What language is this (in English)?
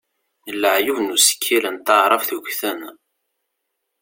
Kabyle